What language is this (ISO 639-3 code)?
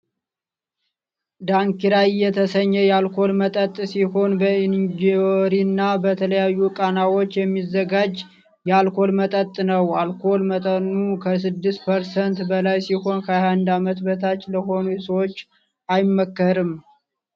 amh